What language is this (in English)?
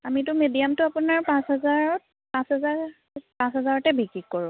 Assamese